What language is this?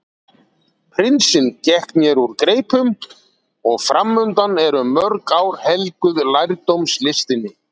Icelandic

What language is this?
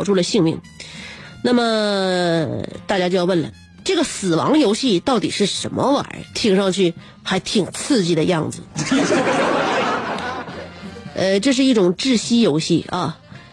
Chinese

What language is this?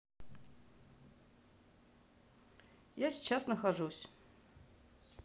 Russian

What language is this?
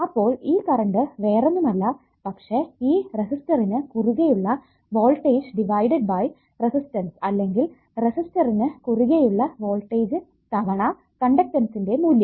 Malayalam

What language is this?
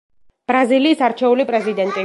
Georgian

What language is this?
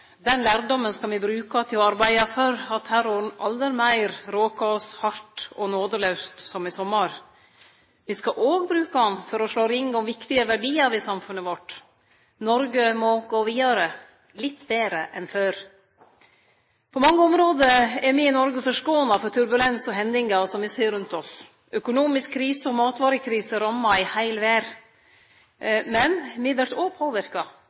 Norwegian Nynorsk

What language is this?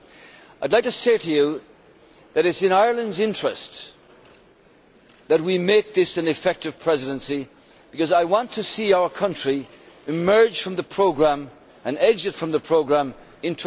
English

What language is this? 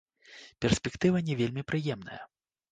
Belarusian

